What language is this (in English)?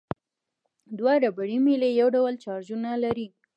Pashto